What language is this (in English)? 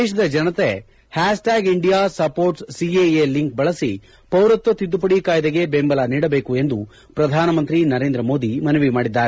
Kannada